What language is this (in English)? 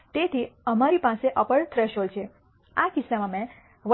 Gujarati